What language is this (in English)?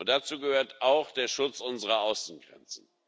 German